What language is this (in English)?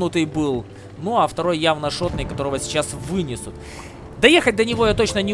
Russian